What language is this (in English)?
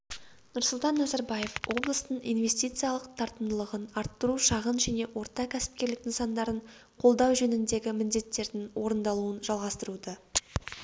Kazakh